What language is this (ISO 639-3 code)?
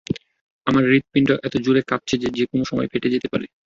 ben